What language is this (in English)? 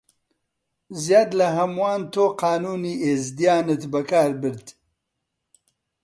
Central Kurdish